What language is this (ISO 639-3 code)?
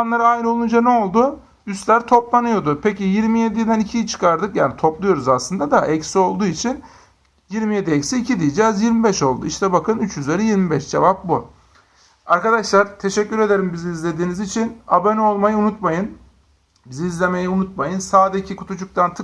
tur